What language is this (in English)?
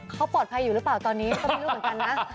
Thai